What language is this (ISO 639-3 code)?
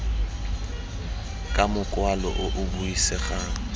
tsn